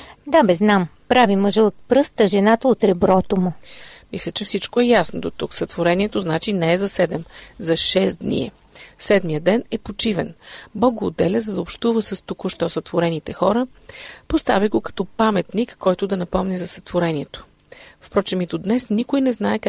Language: Bulgarian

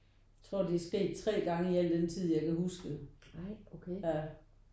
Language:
Danish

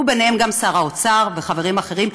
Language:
Hebrew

